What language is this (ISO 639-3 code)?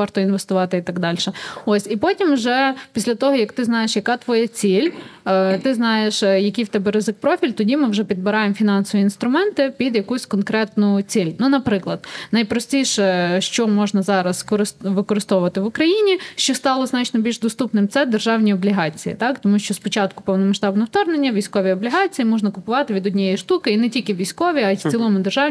ukr